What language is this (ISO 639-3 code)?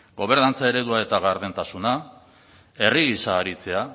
eus